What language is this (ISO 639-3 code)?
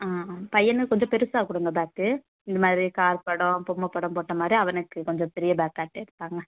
tam